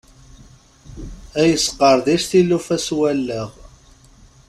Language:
Kabyle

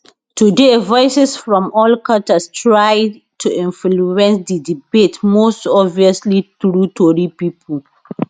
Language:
Nigerian Pidgin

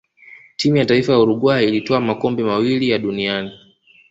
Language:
Swahili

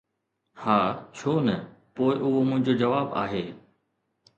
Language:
Sindhi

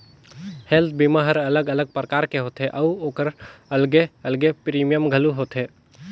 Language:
Chhattisgarhi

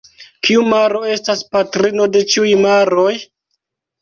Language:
Esperanto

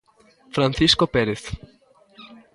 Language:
Galician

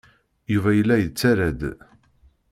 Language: Kabyle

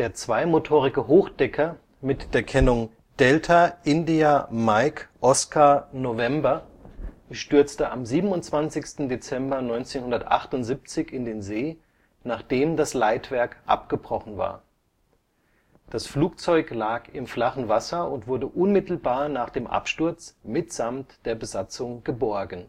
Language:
German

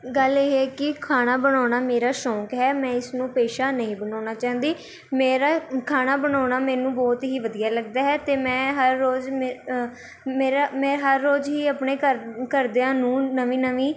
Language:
Punjabi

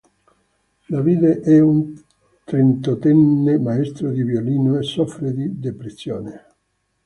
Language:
Italian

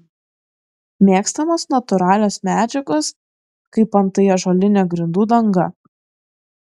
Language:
Lithuanian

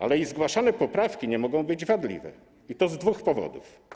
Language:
Polish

